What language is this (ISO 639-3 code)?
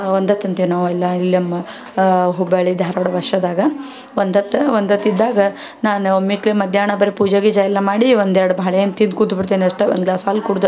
kan